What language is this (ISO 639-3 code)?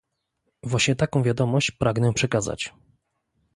pol